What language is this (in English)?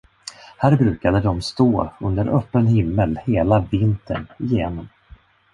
Swedish